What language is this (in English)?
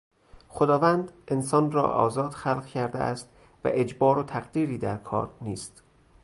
Persian